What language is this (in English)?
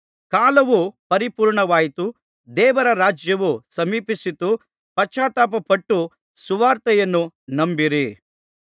Kannada